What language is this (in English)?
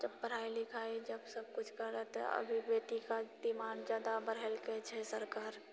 Maithili